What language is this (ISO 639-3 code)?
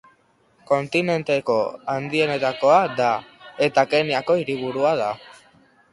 eus